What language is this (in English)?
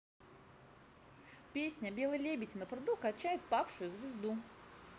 Russian